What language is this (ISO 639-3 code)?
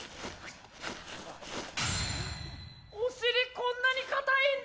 jpn